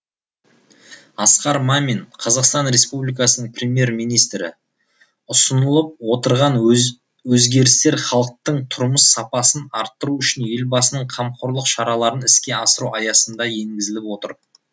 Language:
Kazakh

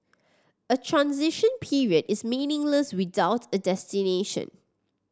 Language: English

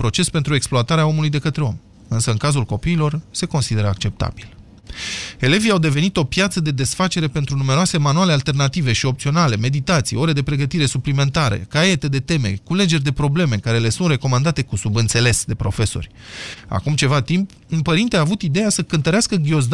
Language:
Romanian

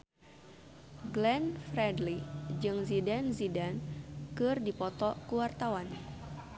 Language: Sundanese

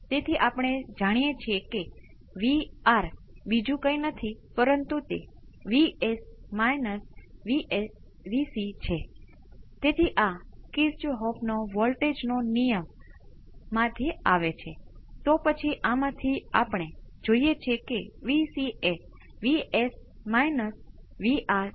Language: Gujarati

